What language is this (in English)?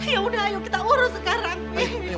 Indonesian